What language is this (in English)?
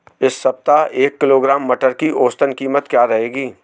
Hindi